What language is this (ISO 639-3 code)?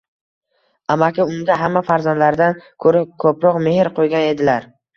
uzb